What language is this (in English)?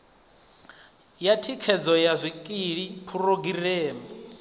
Venda